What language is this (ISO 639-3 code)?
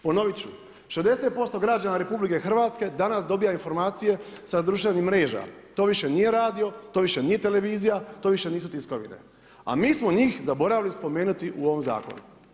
hrv